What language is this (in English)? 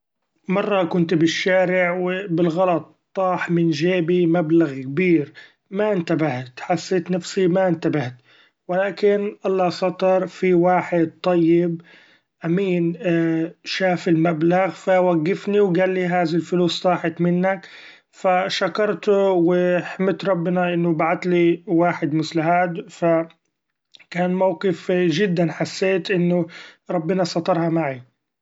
Gulf Arabic